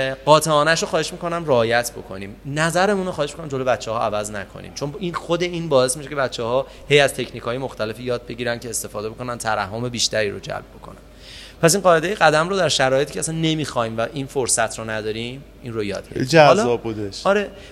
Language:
Persian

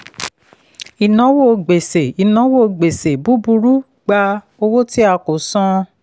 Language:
Yoruba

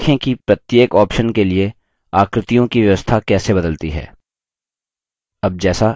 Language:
Hindi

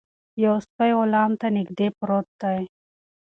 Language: Pashto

